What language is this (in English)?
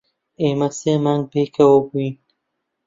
Central Kurdish